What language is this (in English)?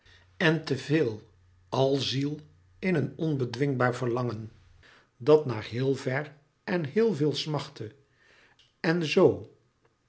Dutch